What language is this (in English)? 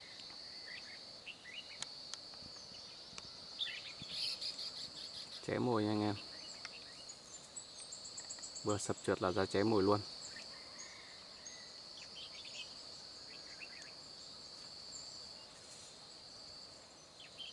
Vietnamese